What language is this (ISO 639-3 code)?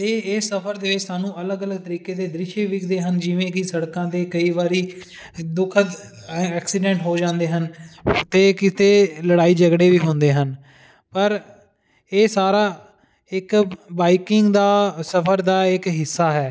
pan